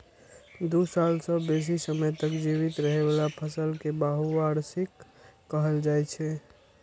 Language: Maithili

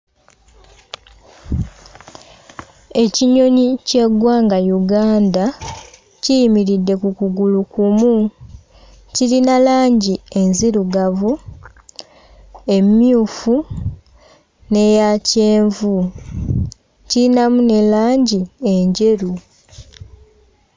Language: Ganda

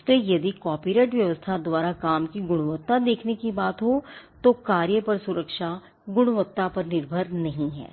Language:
Hindi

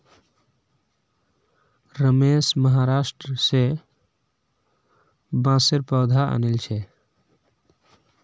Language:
Magahi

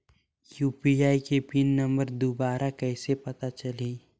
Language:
Chhattisgarhi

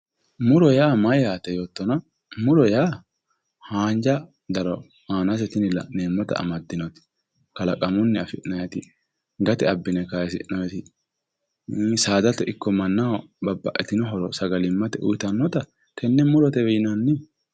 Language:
Sidamo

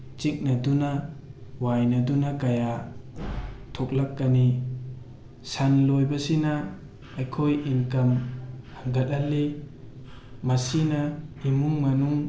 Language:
Manipuri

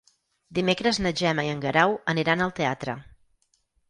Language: Catalan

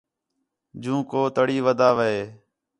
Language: Khetrani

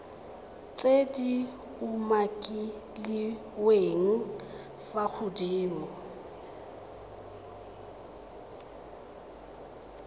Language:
Tswana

